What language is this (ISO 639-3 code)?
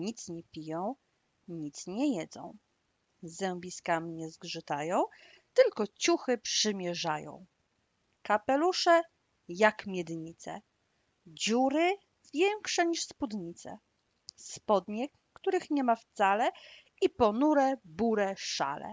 pol